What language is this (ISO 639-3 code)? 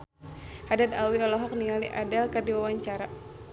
sun